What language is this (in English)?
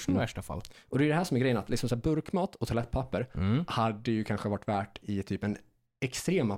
Swedish